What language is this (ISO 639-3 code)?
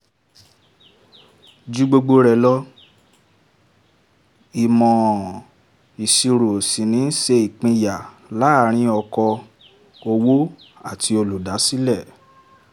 yor